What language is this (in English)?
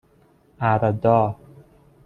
Persian